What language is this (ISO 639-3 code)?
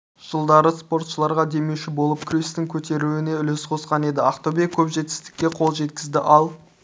kaz